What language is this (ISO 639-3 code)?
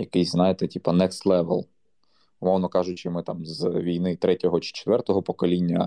ukr